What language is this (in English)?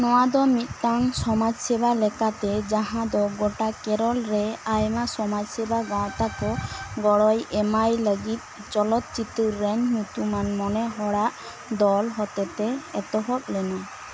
Santali